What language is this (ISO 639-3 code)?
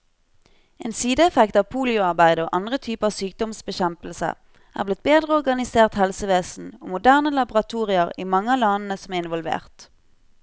nor